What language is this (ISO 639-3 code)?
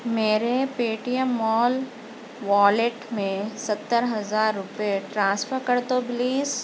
urd